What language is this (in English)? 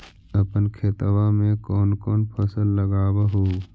Magahi